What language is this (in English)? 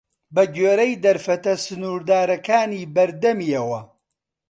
Central Kurdish